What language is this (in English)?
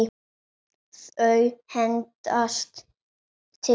Icelandic